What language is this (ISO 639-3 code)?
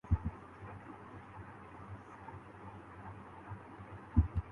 urd